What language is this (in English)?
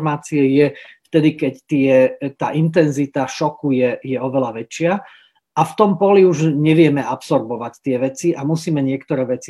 Slovak